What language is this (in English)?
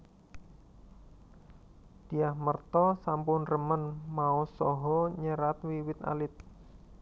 Javanese